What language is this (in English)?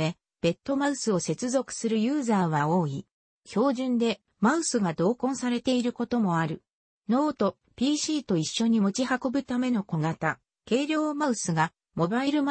Japanese